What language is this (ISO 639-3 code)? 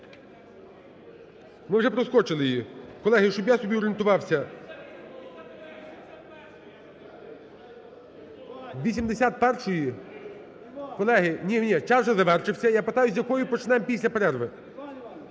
ukr